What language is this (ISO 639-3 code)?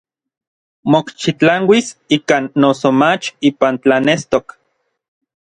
nlv